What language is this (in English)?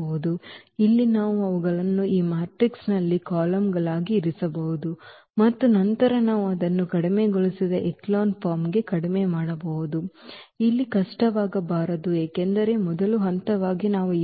Kannada